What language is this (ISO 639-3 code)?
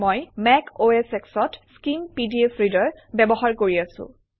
asm